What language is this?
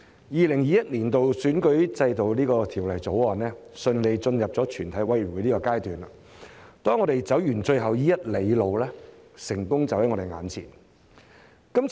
Cantonese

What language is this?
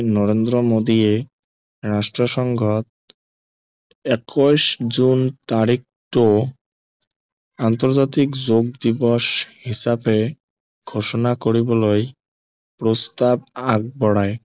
Assamese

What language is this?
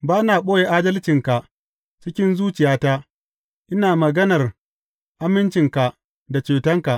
Hausa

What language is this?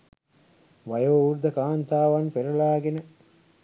Sinhala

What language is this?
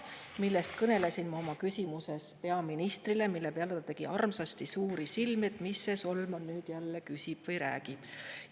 Estonian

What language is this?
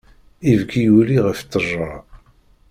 Kabyle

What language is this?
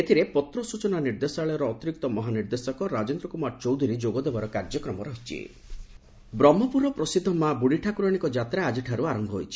Odia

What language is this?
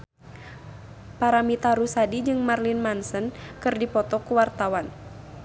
Sundanese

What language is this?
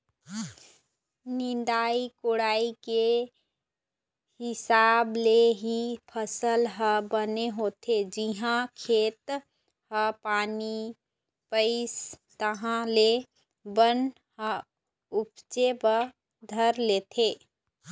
Chhattisgarhi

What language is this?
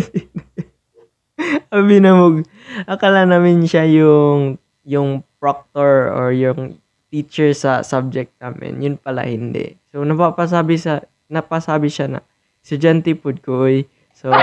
Filipino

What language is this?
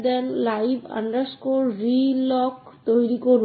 Bangla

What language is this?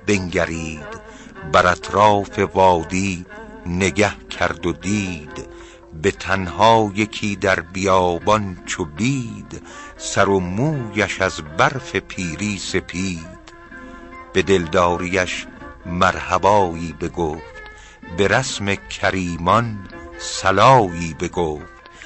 Persian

